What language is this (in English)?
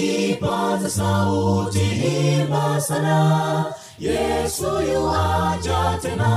Swahili